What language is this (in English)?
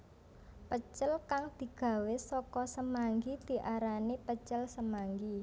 Javanese